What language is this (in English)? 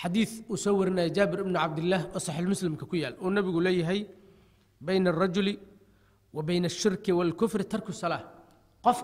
Arabic